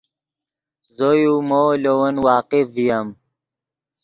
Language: Yidgha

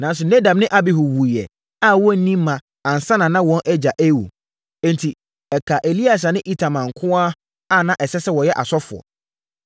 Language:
Akan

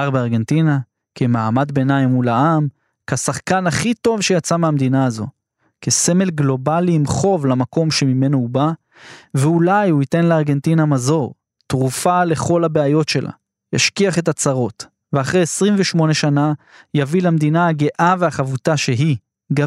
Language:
Hebrew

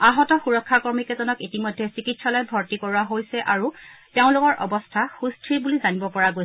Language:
Assamese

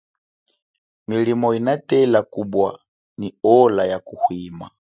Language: Chokwe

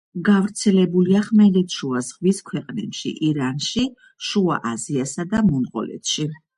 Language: Georgian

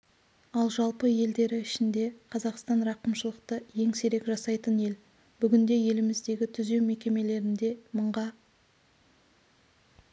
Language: Kazakh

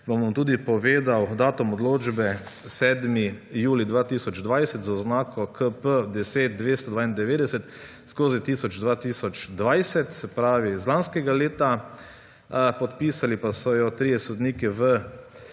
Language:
Slovenian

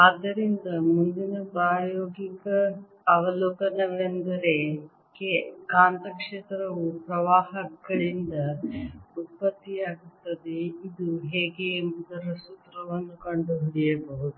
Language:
Kannada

